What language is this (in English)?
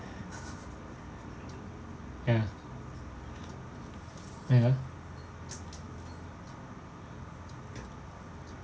English